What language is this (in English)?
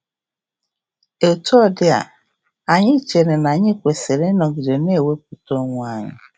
Igbo